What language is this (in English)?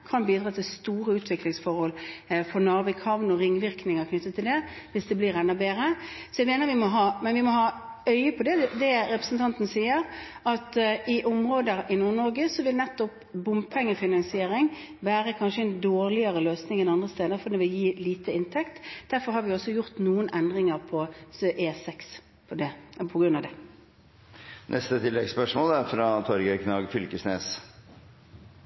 Norwegian